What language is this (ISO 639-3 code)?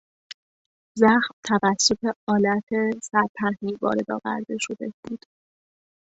fas